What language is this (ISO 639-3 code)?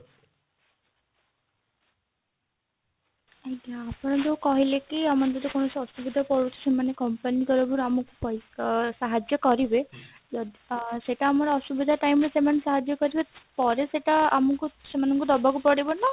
ori